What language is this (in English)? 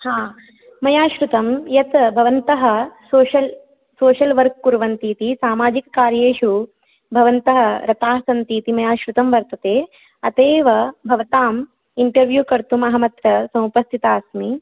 Sanskrit